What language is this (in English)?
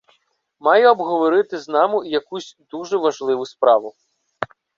Ukrainian